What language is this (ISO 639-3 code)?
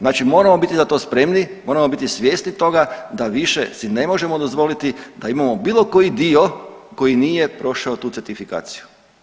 hrv